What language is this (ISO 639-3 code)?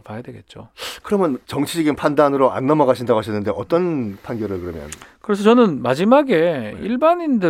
kor